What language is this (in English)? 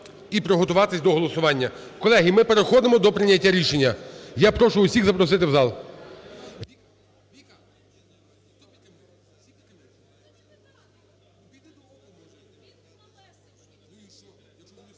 Ukrainian